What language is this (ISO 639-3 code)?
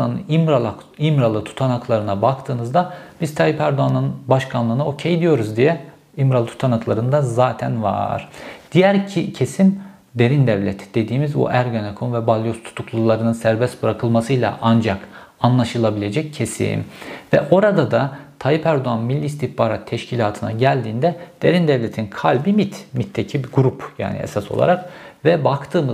tur